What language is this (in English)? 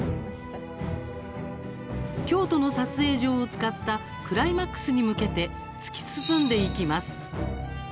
Japanese